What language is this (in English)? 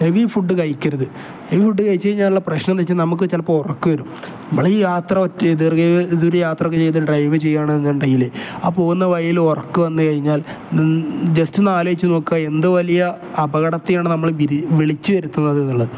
Malayalam